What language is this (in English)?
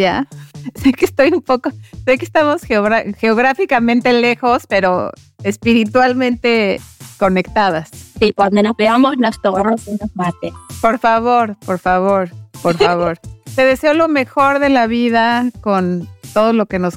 Spanish